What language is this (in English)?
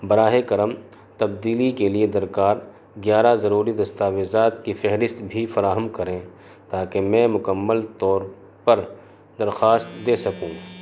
Urdu